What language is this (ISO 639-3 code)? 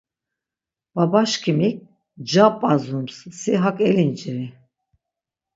lzz